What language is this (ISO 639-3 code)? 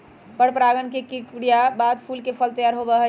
mag